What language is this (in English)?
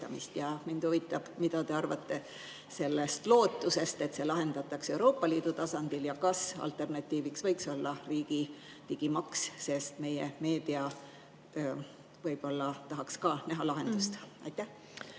Estonian